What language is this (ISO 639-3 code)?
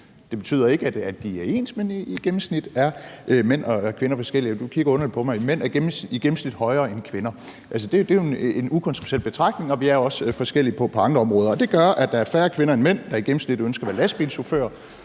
dan